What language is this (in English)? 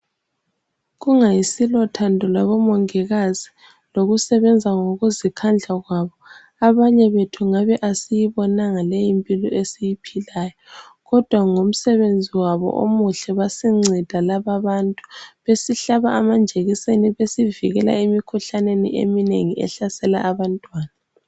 North Ndebele